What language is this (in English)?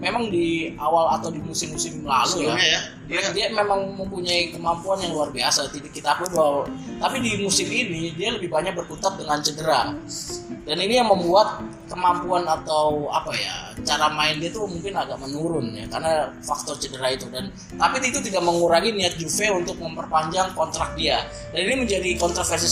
Indonesian